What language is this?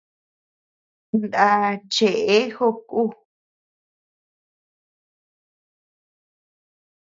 Tepeuxila Cuicatec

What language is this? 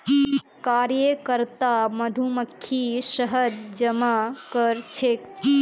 Magahi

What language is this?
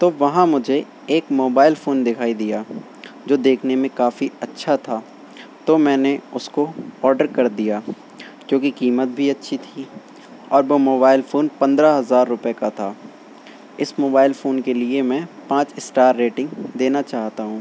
Urdu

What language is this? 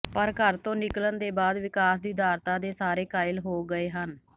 Punjabi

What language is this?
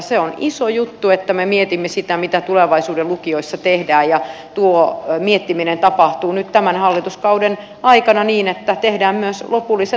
Finnish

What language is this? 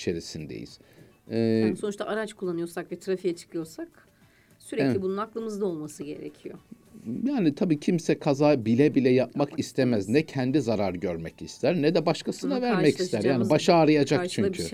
Turkish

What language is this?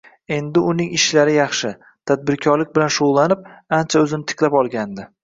Uzbek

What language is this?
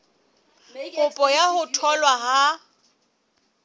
Southern Sotho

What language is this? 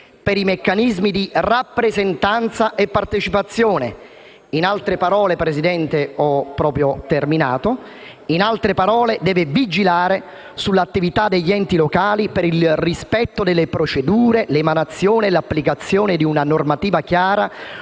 Italian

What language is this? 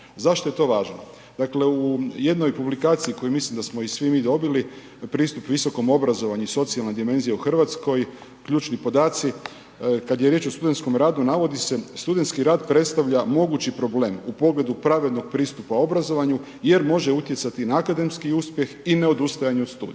Croatian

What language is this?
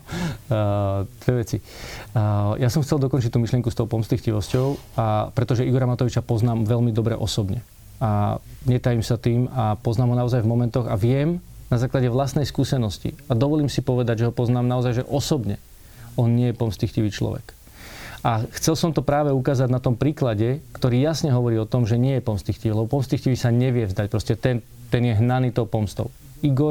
Slovak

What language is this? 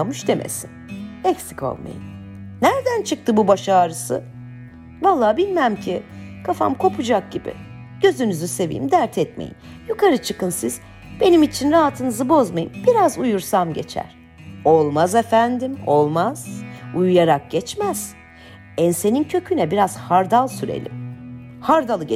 Turkish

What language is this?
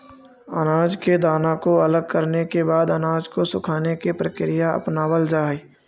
Magahi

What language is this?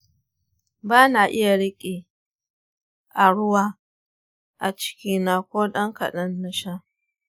Hausa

